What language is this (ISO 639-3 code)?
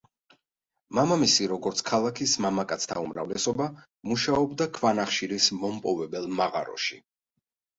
kat